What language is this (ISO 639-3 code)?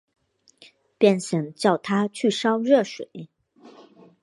zho